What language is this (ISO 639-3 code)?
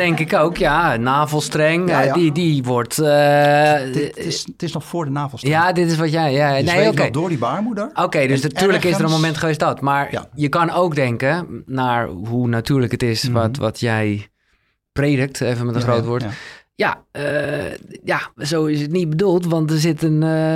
nld